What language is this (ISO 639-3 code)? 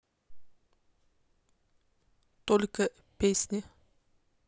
rus